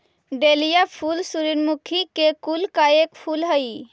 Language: Magahi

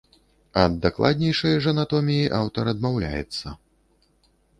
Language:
Belarusian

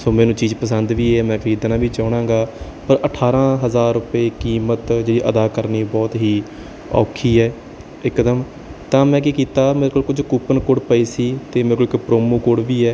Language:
Punjabi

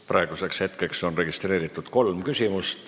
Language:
Estonian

